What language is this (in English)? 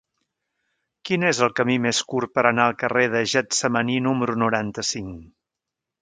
Catalan